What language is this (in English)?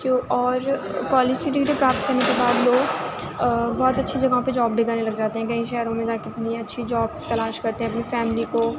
Urdu